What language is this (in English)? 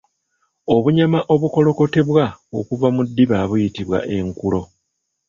Ganda